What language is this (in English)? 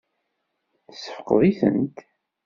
Kabyle